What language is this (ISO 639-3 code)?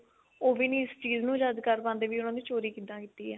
pan